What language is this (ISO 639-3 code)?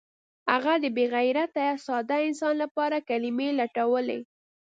pus